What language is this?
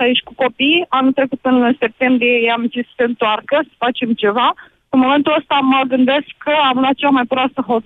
Romanian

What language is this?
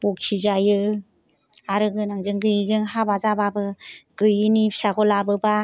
Bodo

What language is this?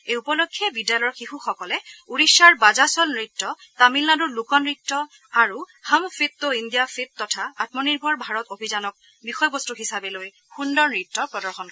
Assamese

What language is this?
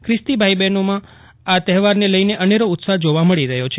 Gujarati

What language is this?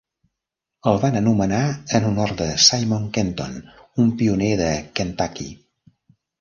Catalan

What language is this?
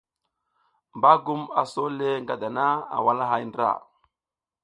South Giziga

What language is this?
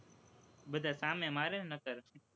Gujarati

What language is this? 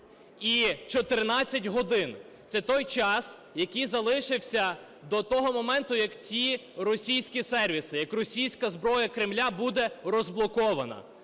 Ukrainian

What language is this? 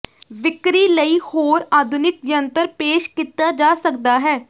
Punjabi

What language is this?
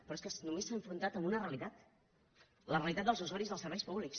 Catalan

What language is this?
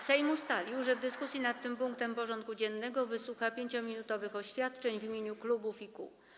Polish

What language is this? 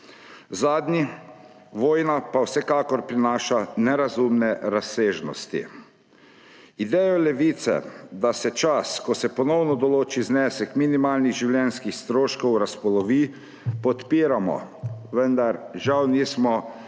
Slovenian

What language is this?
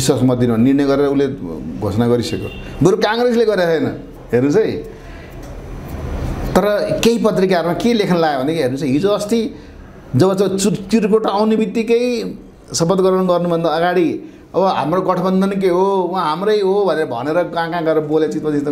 Indonesian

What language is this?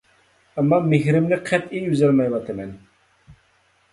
Uyghur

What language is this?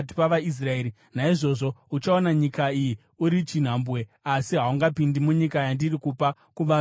Shona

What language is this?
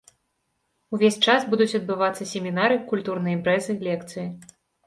Belarusian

